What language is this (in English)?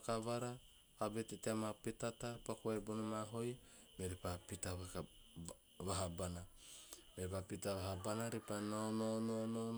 Teop